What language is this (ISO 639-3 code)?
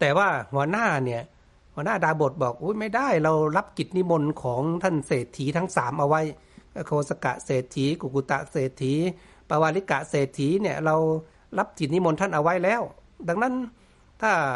tha